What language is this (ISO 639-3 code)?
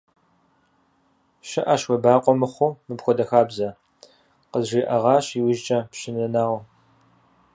kbd